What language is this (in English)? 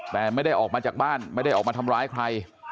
Thai